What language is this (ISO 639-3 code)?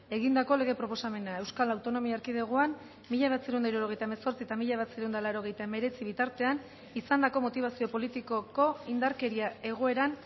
eus